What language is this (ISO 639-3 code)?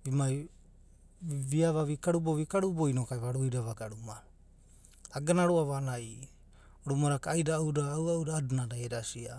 kbt